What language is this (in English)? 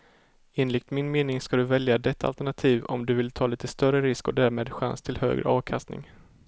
Swedish